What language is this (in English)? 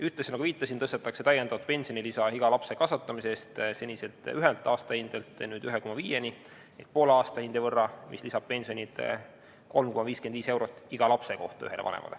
Estonian